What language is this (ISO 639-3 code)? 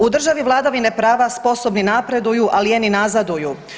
hrv